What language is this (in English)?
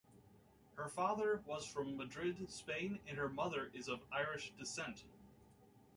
English